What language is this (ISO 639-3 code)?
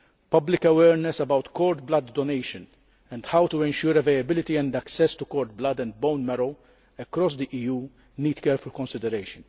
eng